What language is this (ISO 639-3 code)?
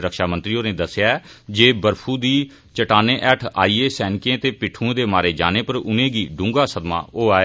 doi